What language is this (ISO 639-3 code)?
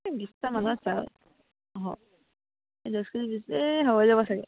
asm